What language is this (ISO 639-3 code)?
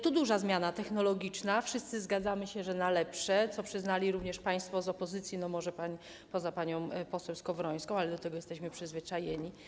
pol